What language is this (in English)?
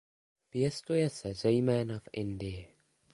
Czech